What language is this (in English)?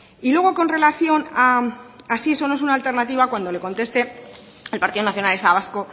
Spanish